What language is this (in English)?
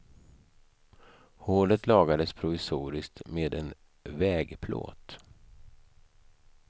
Swedish